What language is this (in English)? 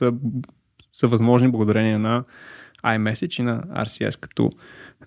Bulgarian